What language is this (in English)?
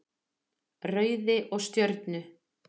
Icelandic